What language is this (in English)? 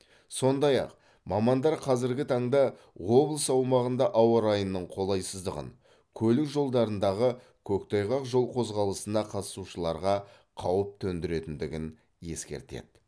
Kazakh